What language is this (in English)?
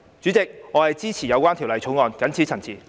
Cantonese